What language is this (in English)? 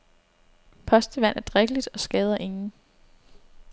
Danish